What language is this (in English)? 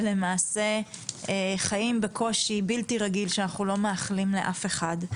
Hebrew